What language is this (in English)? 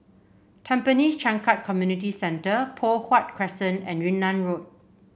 English